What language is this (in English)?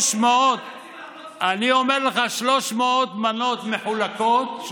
Hebrew